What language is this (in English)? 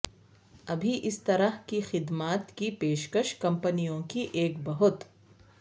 Urdu